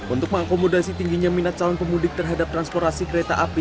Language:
Indonesian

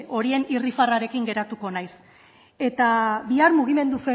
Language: Basque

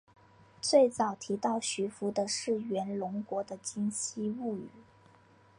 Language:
Chinese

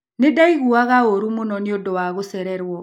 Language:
Kikuyu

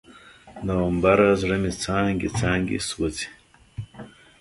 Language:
Pashto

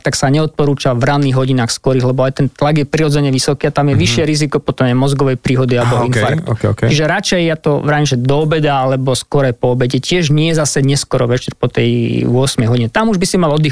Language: Slovak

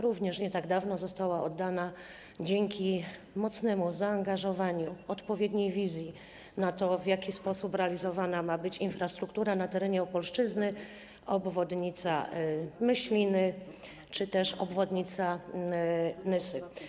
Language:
Polish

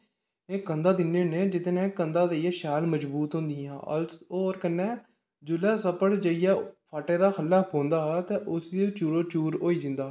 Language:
Dogri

